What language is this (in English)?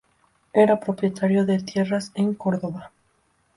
Spanish